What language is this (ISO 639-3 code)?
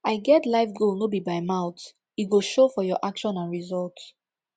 pcm